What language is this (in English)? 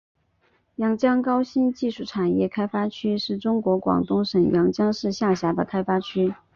Chinese